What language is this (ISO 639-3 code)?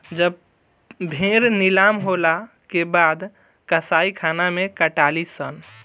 bho